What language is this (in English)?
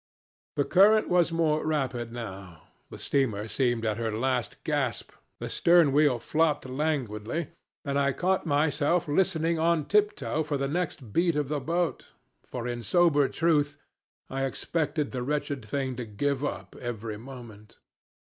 English